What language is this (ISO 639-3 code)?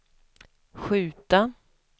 swe